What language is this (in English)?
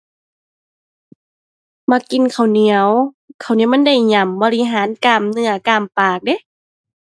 Thai